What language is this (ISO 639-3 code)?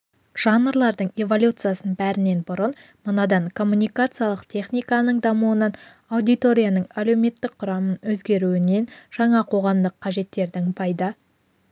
kaz